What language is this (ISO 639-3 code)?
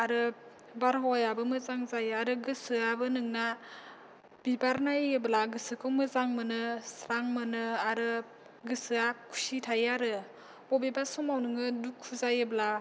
brx